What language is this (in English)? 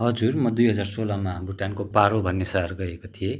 Nepali